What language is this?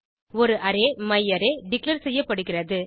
Tamil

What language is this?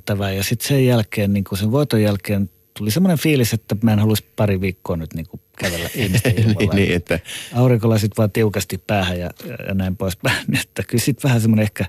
Finnish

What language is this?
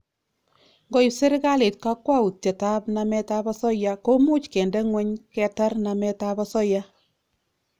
Kalenjin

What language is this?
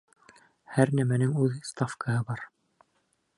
Bashkir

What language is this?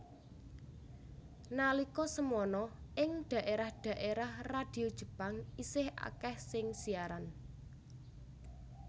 Javanese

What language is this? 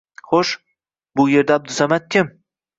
Uzbek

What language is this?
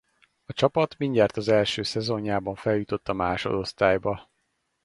Hungarian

